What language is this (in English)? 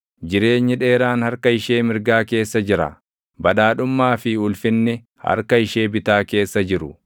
Oromo